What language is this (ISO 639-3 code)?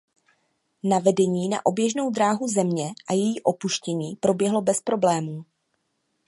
ces